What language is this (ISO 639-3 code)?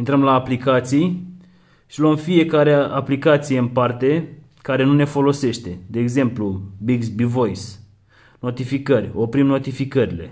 ron